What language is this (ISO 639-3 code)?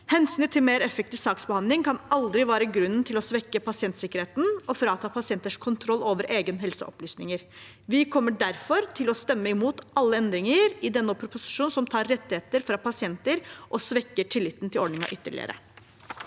nor